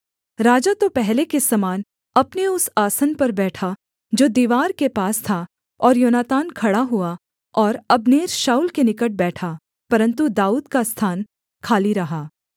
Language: Hindi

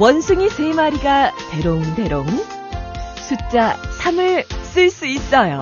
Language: Korean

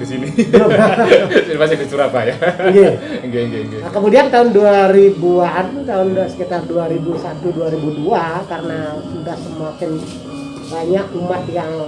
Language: Indonesian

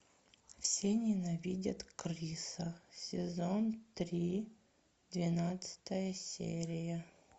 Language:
Russian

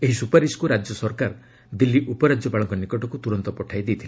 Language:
Odia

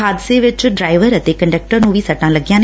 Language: Punjabi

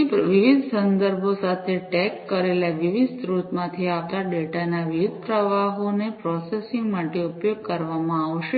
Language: Gujarati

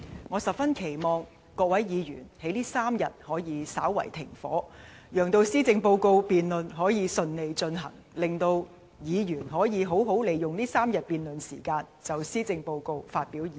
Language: Cantonese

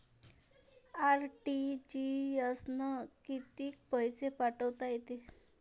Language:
Marathi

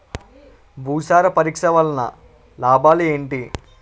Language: Telugu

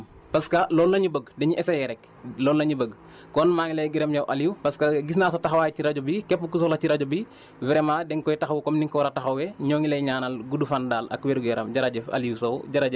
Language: Wolof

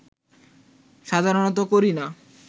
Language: Bangla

